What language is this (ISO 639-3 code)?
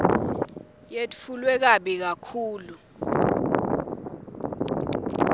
ssw